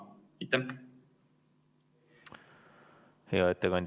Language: Estonian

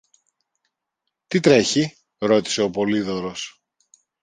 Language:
Greek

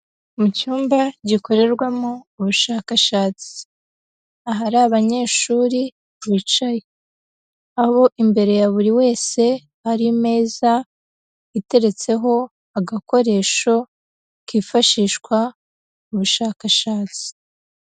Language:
Kinyarwanda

